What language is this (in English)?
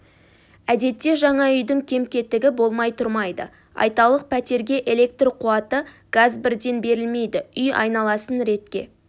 Kazakh